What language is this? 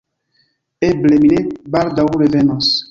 Esperanto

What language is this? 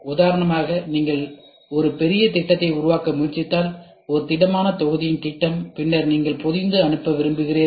Tamil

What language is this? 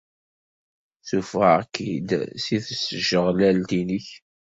Kabyle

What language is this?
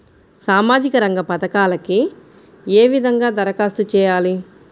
Telugu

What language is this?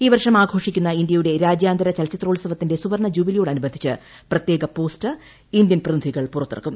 Malayalam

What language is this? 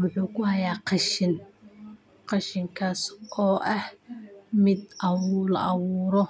Somali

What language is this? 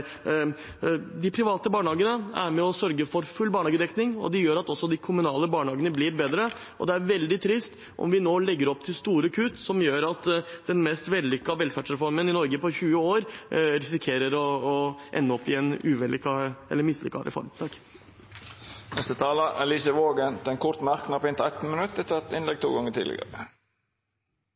Norwegian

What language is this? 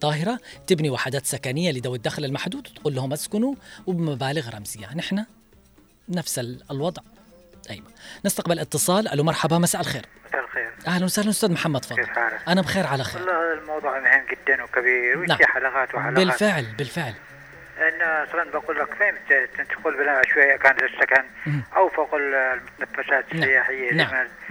Arabic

